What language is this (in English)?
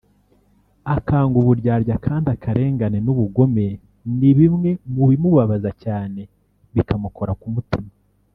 Kinyarwanda